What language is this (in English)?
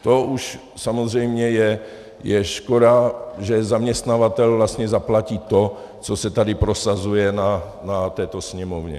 Czech